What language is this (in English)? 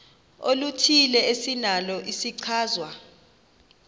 Xhosa